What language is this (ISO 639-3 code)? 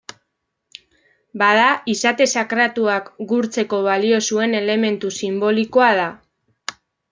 eus